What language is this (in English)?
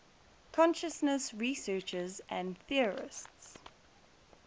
English